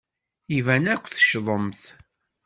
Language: Kabyle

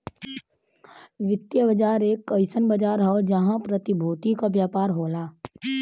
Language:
Bhojpuri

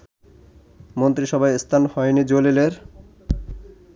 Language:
Bangla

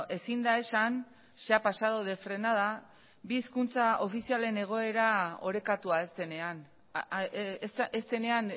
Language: Basque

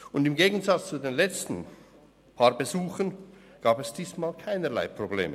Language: Swiss German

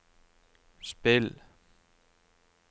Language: Norwegian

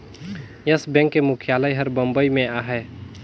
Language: Chhattisgarhi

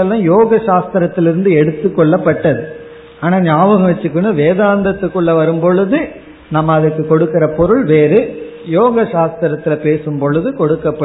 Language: Tamil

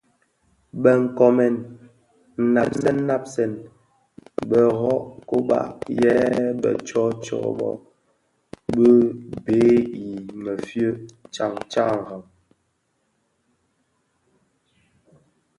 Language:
Bafia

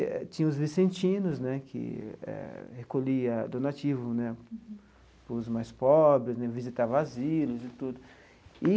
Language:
Portuguese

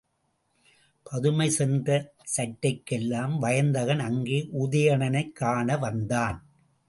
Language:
Tamil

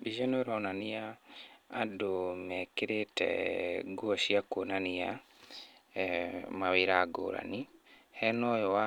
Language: Kikuyu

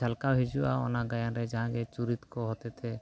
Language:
Santali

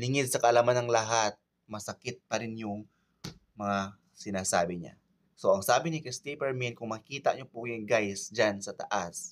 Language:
Filipino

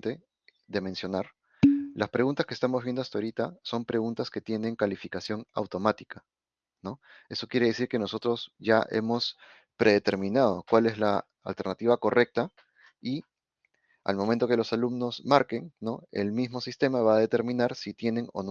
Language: Spanish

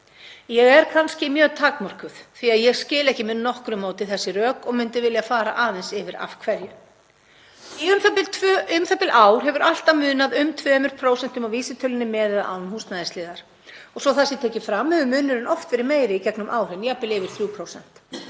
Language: Icelandic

